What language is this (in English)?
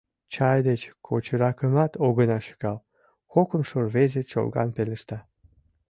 Mari